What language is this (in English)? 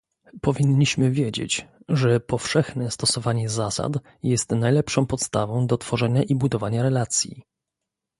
Polish